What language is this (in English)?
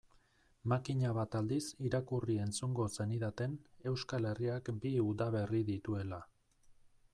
Basque